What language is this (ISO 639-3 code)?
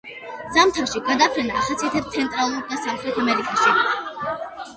kat